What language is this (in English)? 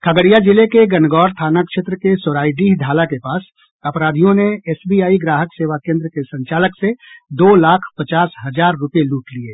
Hindi